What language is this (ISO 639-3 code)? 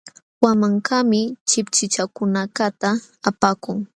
qxw